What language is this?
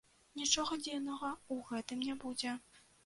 Belarusian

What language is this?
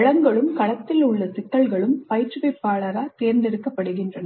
Tamil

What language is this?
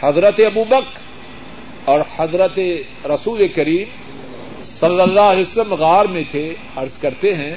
Urdu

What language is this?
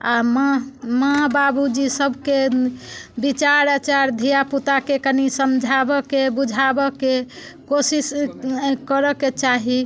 Maithili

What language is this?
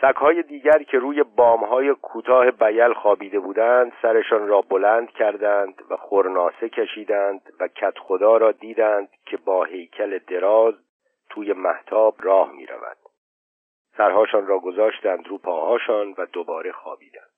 Persian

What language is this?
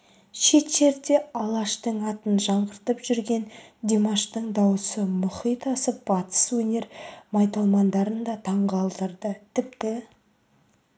Kazakh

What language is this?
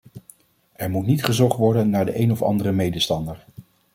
Dutch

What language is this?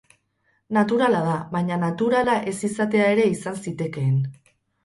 Basque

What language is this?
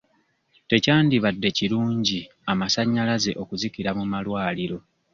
Ganda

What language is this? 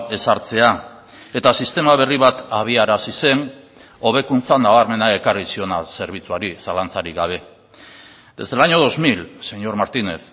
Basque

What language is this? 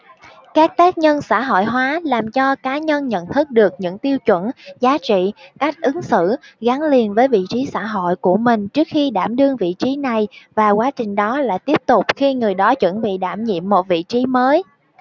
Vietnamese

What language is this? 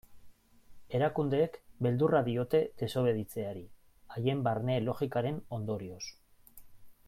Basque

